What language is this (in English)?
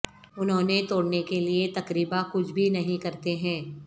Urdu